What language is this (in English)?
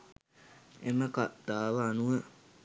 Sinhala